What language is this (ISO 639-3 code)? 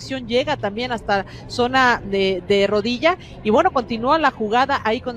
spa